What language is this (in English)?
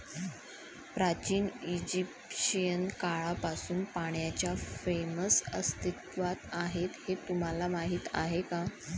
Marathi